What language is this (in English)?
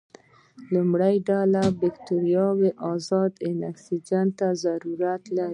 Pashto